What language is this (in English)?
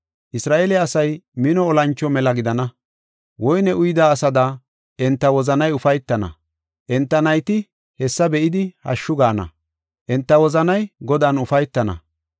Gofa